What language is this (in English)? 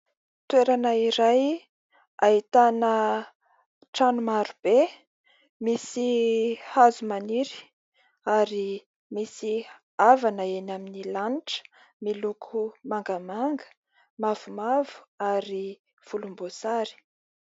Malagasy